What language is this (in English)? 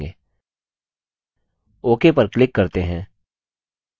Hindi